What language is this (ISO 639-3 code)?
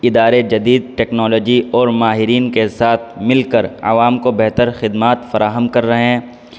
urd